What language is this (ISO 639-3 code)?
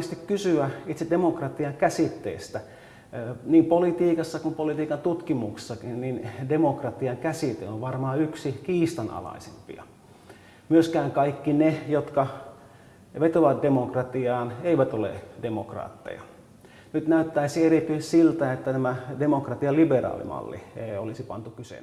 fin